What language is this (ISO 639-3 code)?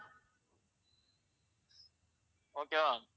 tam